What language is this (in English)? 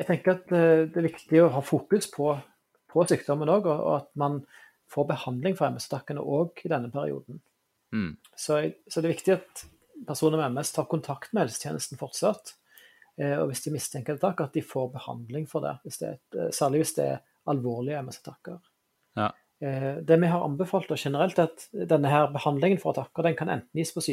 Swedish